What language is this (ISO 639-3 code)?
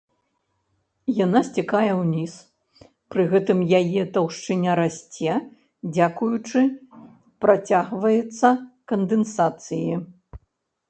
bel